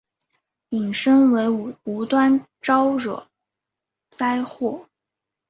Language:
Chinese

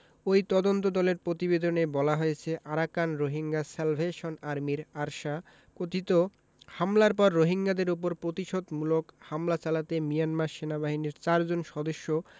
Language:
Bangla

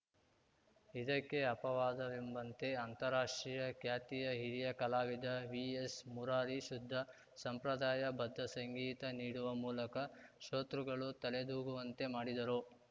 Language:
Kannada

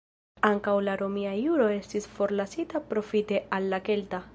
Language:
Esperanto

